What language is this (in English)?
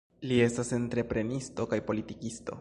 Esperanto